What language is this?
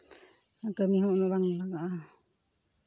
Santali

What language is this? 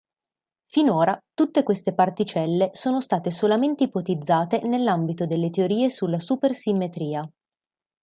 Italian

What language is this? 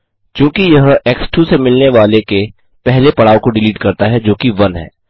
Hindi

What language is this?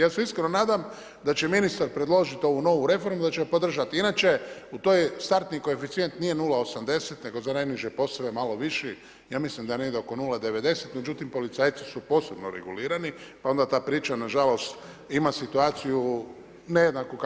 Croatian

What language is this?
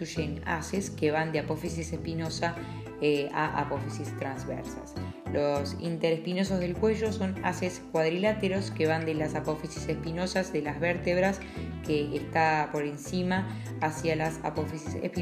Spanish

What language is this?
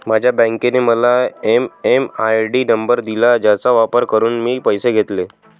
Marathi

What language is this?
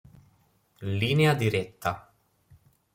Italian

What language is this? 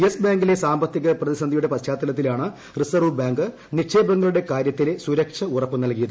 Malayalam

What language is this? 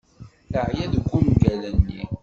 Kabyle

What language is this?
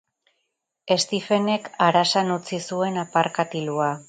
Basque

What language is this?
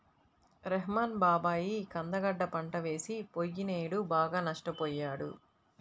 Telugu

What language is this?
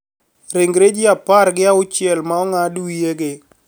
Luo (Kenya and Tanzania)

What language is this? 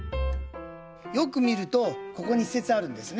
Japanese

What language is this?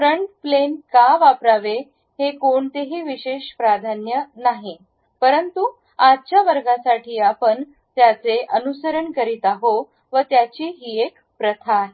Marathi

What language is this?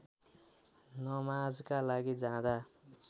Nepali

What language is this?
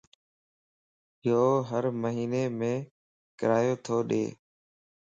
Lasi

